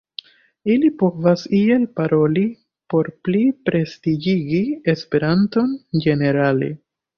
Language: Esperanto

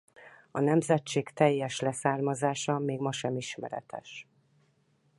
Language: Hungarian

